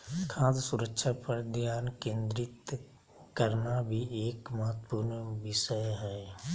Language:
Magahi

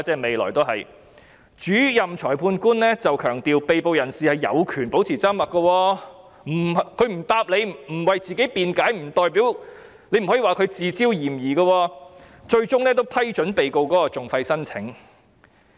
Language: Cantonese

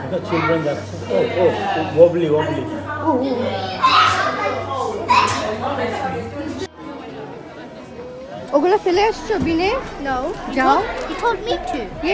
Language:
English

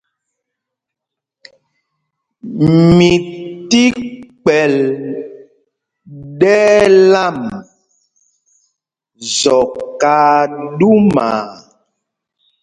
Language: Mpumpong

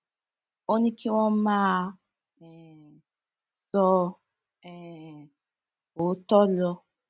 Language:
Yoruba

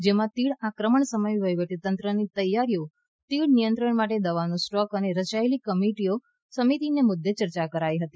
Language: Gujarati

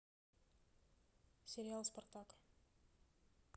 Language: Russian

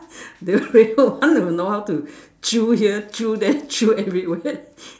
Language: English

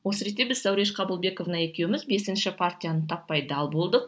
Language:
Kazakh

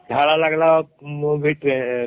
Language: Odia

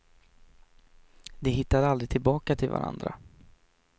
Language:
Swedish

